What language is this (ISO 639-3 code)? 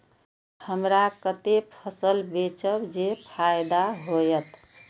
mai